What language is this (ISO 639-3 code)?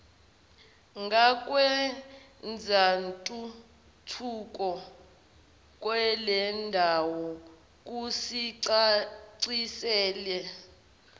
zul